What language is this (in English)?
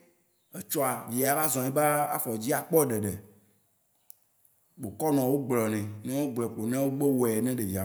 Waci Gbe